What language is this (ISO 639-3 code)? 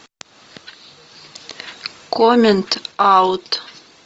rus